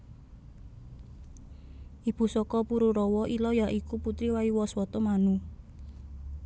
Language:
Javanese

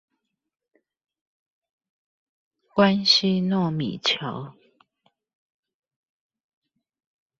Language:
Chinese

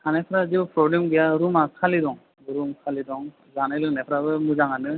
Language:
Bodo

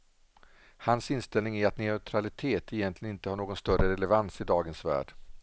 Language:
Swedish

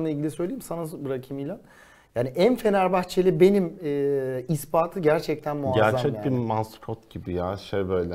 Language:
Turkish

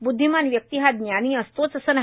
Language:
Marathi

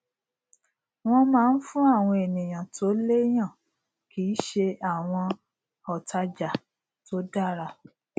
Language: Yoruba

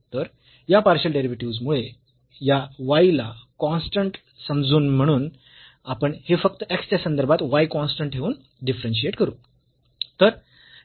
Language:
Marathi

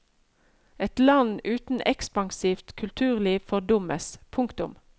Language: Norwegian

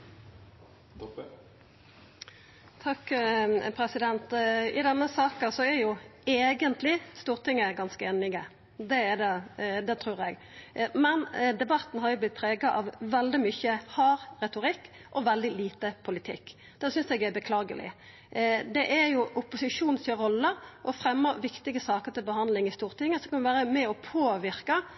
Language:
Norwegian Nynorsk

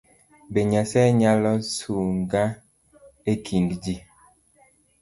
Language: Luo (Kenya and Tanzania)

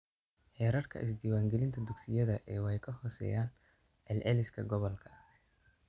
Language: Somali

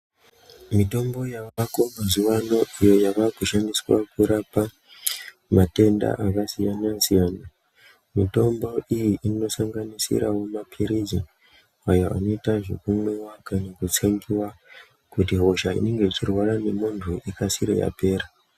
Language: Ndau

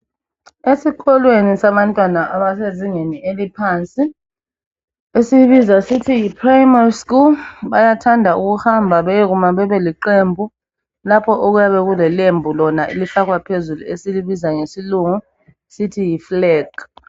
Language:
North Ndebele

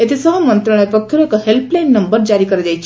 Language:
Odia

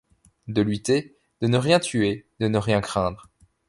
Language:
French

